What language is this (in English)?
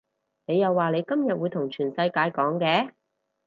Cantonese